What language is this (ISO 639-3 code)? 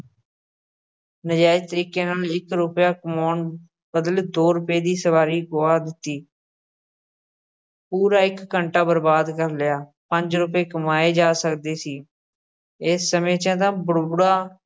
pan